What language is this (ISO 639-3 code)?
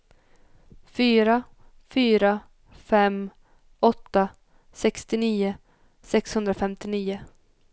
swe